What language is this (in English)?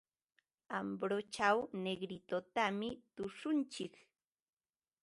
Ambo-Pasco Quechua